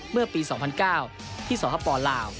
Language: Thai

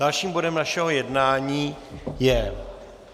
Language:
Czech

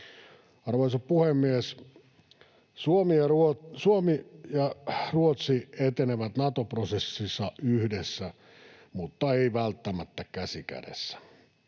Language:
Finnish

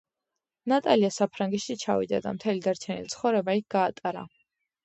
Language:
Georgian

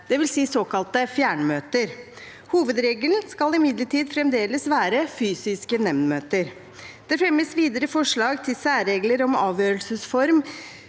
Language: Norwegian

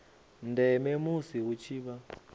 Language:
Venda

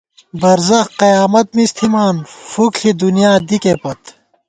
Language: Gawar-Bati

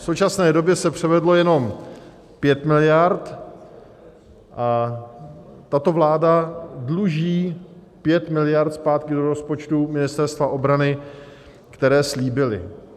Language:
Czech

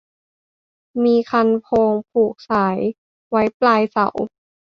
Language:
Thai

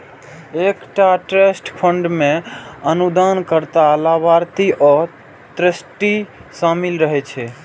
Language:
Maithili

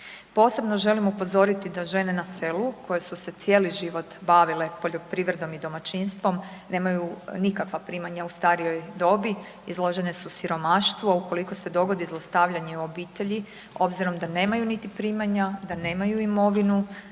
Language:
Croatian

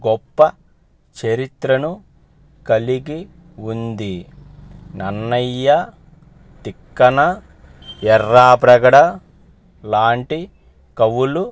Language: Telugu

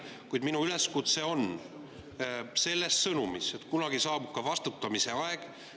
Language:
Estonian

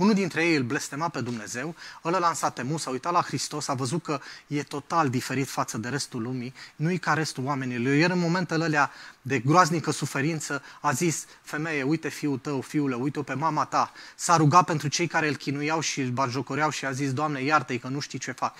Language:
Romanian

